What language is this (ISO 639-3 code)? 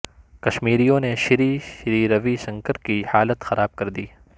urd